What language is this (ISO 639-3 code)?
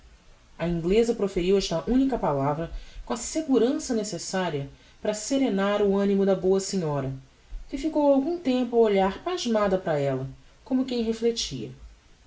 por